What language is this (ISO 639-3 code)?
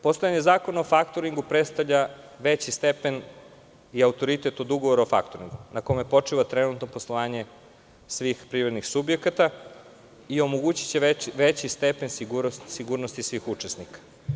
srp